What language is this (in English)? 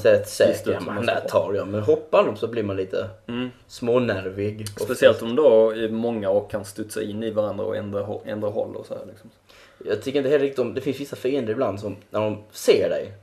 Swedish